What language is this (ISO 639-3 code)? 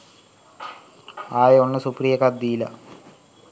sin